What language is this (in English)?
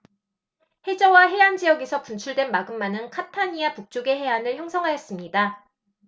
Korean